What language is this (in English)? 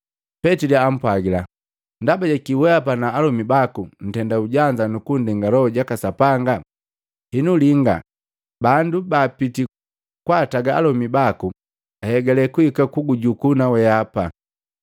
Matengo